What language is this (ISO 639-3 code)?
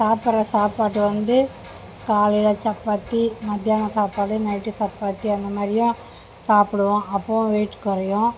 tam